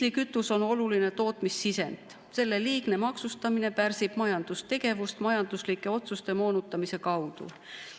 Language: Estonian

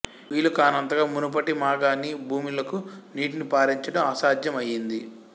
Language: Telugu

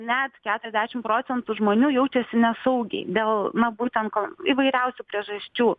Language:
Lithuanian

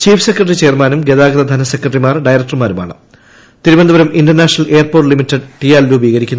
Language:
Malayalam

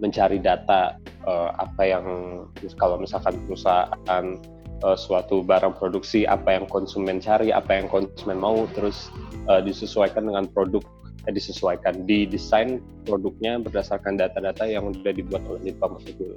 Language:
Indonesian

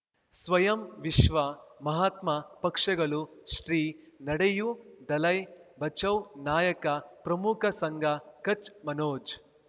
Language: Kannada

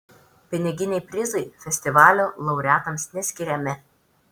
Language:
Lithuanian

